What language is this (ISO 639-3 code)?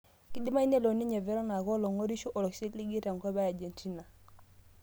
mas